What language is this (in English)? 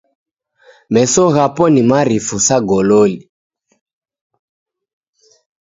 Taita